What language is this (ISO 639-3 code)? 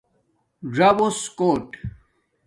dmk